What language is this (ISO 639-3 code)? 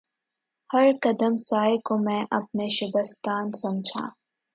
urd